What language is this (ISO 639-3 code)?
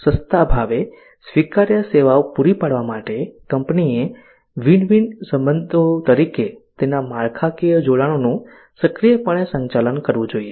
guj